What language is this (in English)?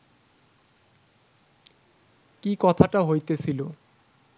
Bangla